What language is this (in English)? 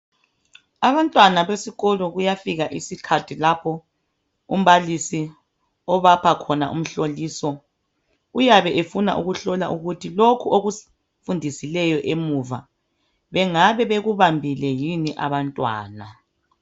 North Ndebele